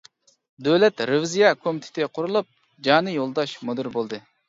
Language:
Uyghur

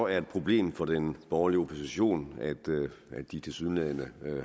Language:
Danish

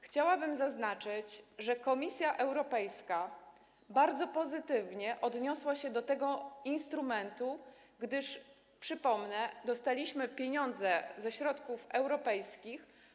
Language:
Polish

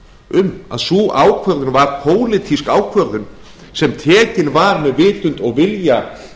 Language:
Icelandic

